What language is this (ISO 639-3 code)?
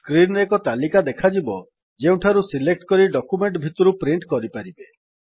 ori